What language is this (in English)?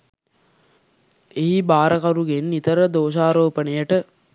Sinhala